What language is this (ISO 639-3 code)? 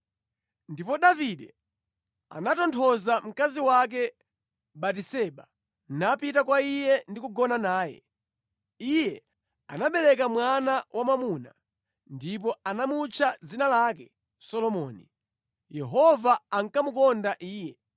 nya